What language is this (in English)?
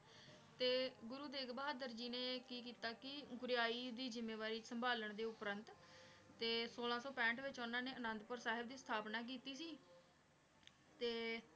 Punjabi